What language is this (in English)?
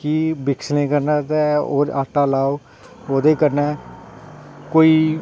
Dogri